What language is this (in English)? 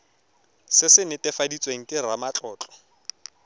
Tswana